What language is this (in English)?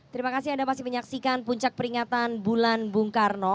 Indonesian